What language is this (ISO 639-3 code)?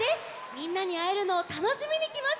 jpn